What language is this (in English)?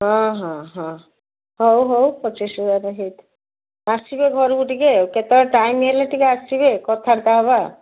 Odia